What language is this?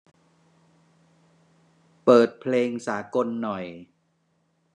Thai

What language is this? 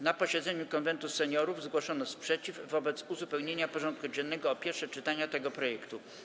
Polish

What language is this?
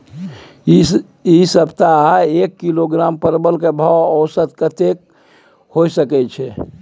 Maithili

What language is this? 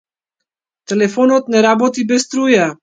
Macedonian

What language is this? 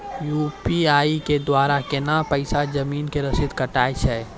Maithili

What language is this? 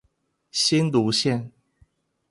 Chinese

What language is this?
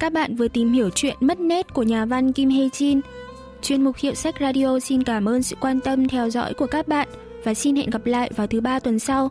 Vietnamese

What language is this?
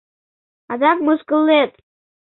Mari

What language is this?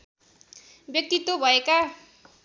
Nepali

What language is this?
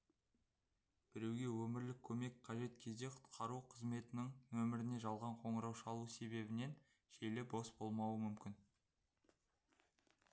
Kazakh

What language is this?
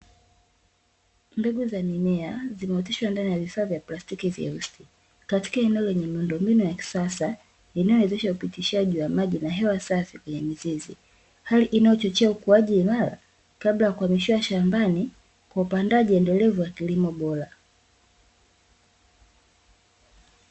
Swahili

